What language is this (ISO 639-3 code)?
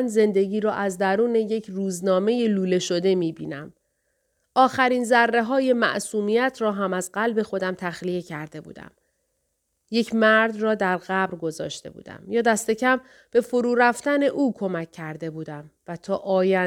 fas